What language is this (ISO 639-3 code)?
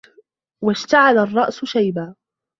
ara